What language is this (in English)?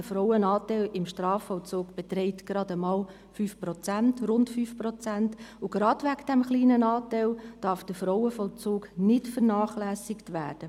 Swiss German